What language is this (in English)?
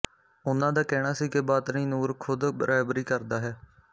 Punjabi